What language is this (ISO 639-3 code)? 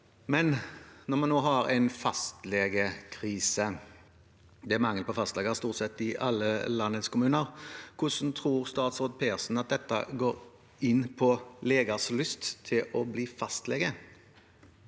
nor